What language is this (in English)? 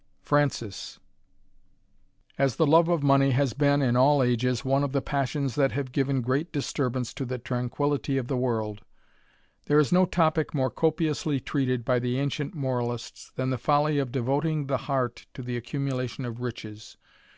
English